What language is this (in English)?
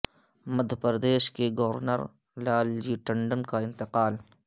Urdu